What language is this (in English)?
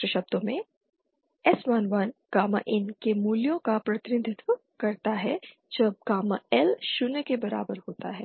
Hindi